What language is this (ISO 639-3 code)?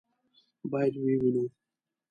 pus